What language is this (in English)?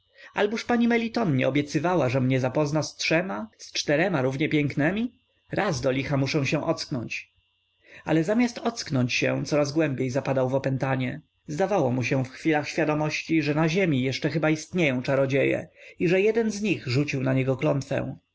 Polish